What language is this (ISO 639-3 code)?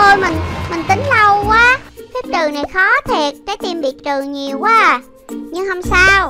vie